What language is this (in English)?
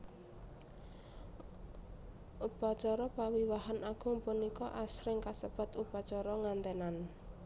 Javanese